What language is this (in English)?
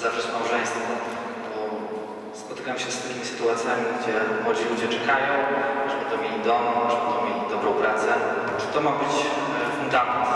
Polish